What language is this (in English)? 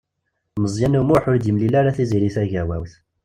Kabyle